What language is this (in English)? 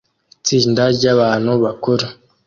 Kinyarwanda